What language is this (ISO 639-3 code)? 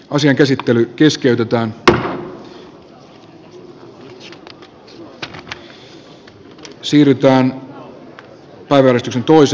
fin